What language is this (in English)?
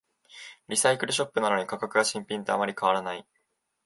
Japanese